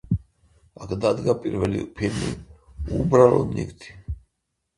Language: Georgian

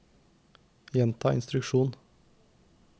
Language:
Norwegian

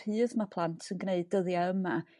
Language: Welsh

